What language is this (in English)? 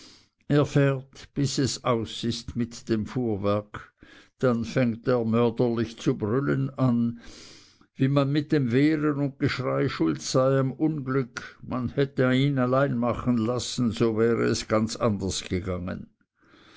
German